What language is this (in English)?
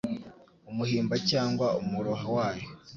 Kinyarwanda